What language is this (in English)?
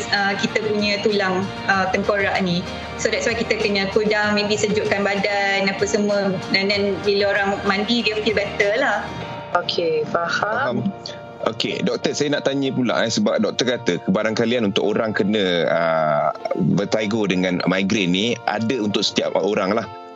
Malay